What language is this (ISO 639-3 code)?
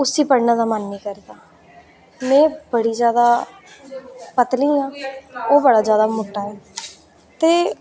doi